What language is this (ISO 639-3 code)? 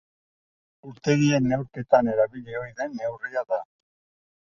eus